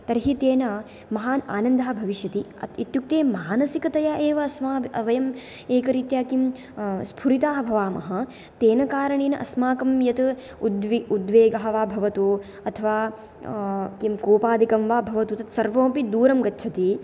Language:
Sanskrit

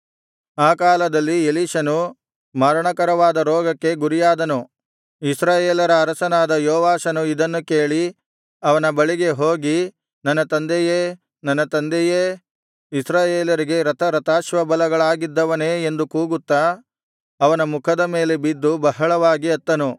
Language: Kannada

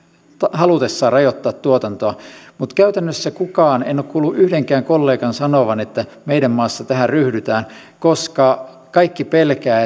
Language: Finnish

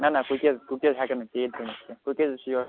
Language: Kashmiri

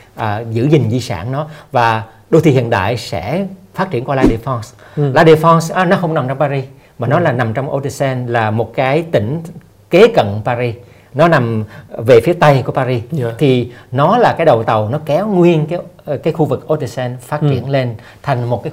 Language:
Vietnamese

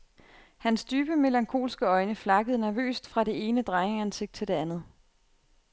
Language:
Danish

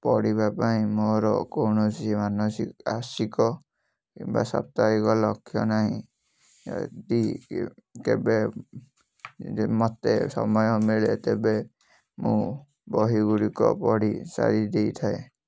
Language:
Odia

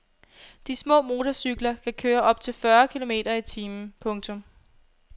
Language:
Danish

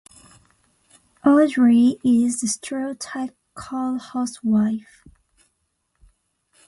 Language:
English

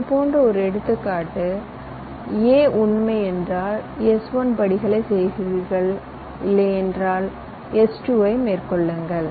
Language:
Tamil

